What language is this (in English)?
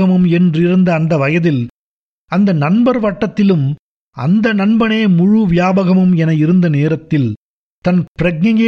Tamil